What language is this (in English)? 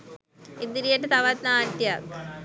Sinhala